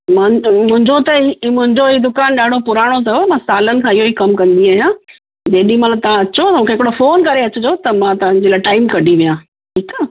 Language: Sindhi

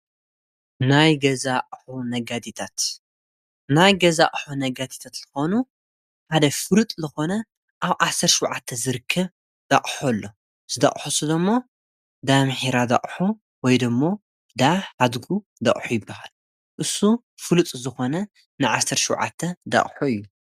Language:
Tigrinya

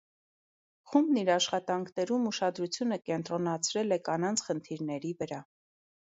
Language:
Armenian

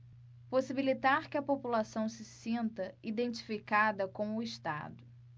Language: Portuguese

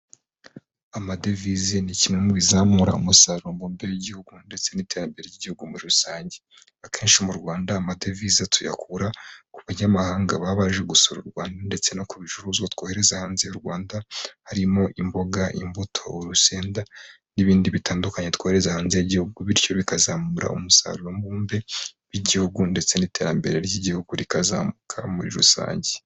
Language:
Kinyarwanda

